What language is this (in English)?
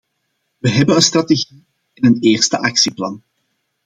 Dutch